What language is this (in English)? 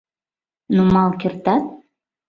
Mari